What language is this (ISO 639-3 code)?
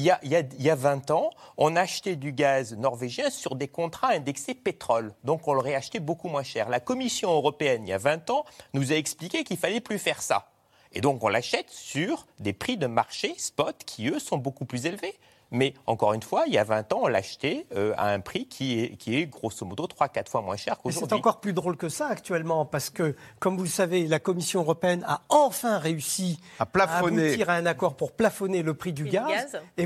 fra